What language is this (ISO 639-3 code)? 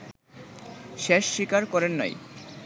ben